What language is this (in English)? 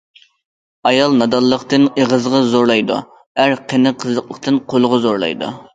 Uyghur